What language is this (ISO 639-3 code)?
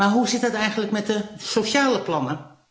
nld